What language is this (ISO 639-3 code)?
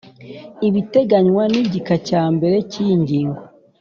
kin